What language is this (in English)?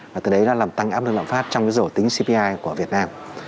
Vietnamese